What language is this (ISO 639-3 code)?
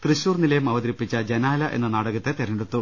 mal